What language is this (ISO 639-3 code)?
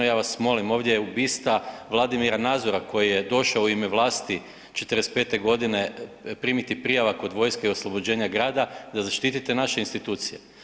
hrv